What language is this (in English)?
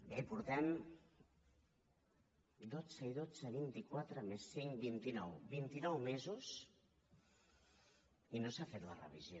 Catalan